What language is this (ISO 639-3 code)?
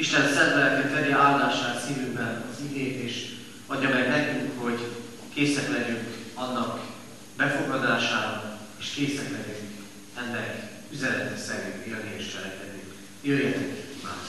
hun